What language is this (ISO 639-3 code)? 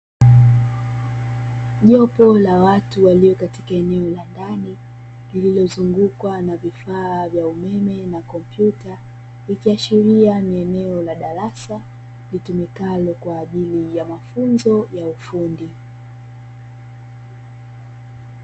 swa